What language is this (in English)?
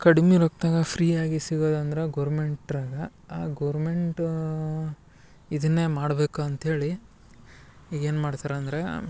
Kannada